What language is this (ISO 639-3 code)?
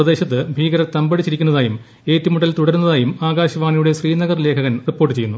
mal